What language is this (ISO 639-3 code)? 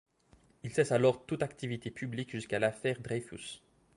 fra